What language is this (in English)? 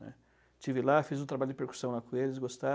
Portuguese